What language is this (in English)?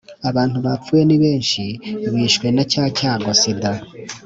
Kinyarwanda